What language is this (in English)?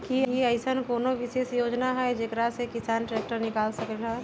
Magahi